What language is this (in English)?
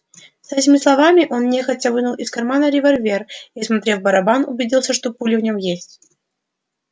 Russian